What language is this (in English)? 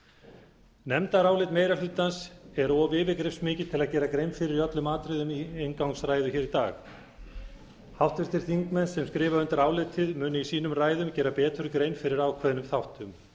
Icelandic